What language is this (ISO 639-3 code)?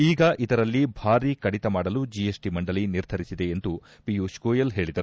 kan